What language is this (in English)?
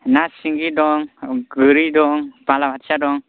Bodo